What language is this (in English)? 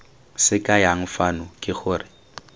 Tswana